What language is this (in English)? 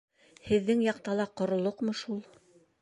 Bashkir